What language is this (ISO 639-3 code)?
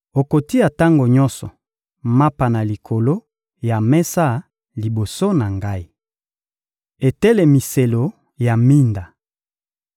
lin